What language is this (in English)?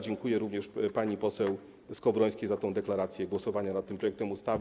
Polish